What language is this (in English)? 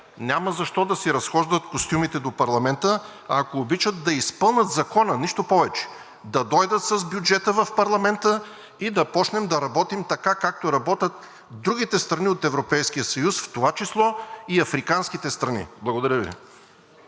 Bulgarian